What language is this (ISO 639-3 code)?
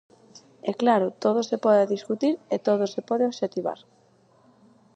glg